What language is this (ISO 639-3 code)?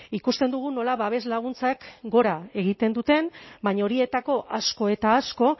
eus